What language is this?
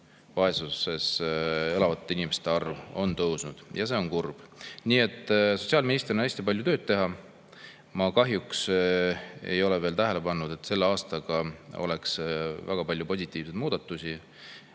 Estonian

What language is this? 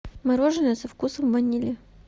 Russian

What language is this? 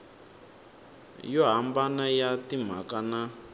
Tsonga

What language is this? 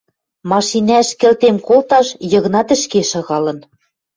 Western Mari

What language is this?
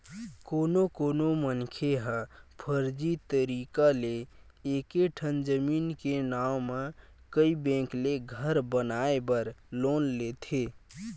Chhattisgarhi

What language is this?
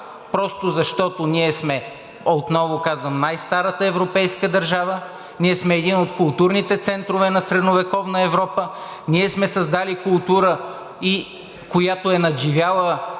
Bulgarian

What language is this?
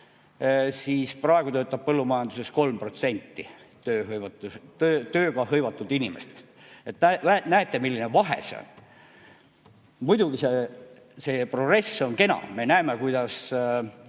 Estonian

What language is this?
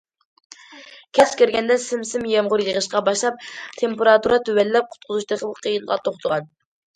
Uyghur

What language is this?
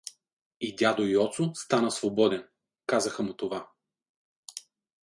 Bulgarian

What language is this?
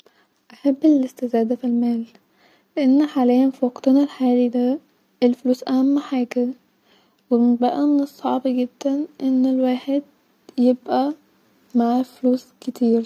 Egyptian Arabic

